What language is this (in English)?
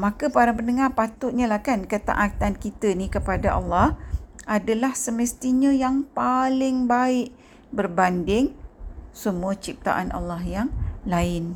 Malay